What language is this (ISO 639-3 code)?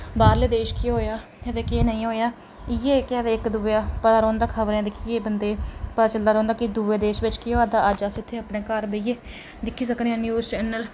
doi